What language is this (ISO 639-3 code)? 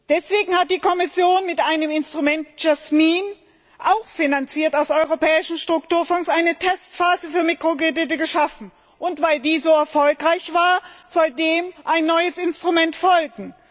deu